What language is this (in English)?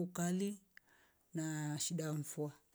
Rombo